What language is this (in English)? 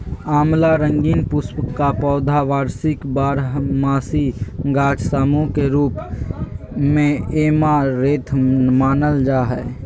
Magahi